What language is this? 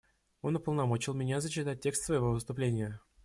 Russian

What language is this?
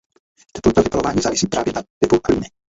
Czech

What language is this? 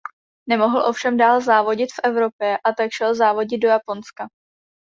Czech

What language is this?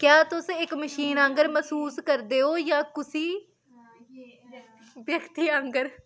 Dogri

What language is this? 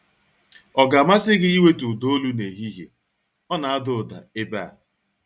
Igbo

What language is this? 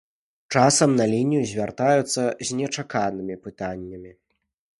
Belarusian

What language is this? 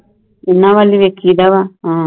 Punjabi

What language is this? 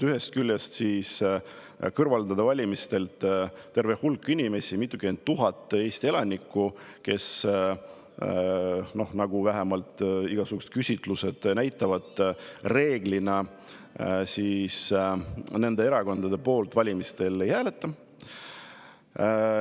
Estonian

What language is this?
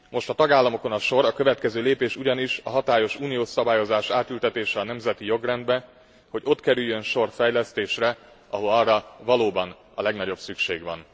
Hungarian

